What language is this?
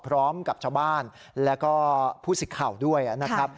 Thai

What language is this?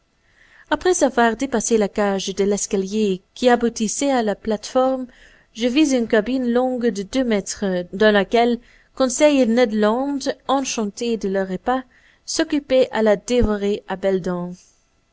French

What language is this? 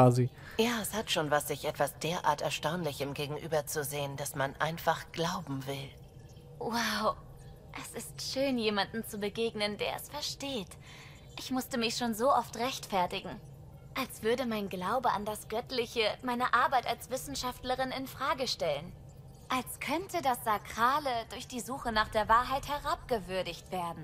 German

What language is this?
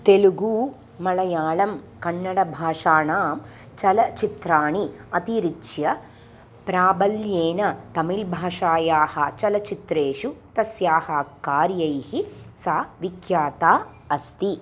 Sanskrit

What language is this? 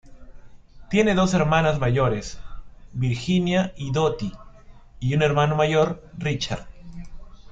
Spanish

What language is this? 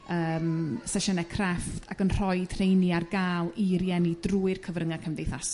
Welsh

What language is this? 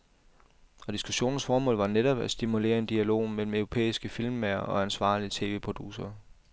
Danish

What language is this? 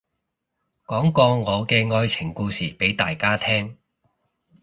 Cantonese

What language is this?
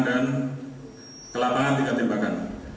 Indonesian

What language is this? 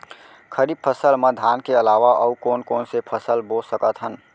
Chhattisgarhi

